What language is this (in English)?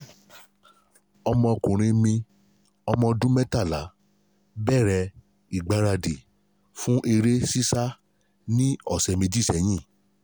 Yoruba